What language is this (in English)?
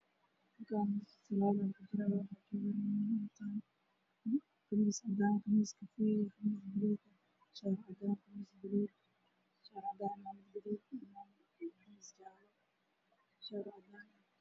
Somali